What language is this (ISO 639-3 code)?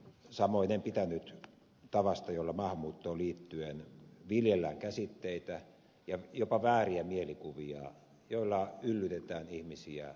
fin